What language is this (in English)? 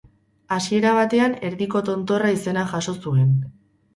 Basque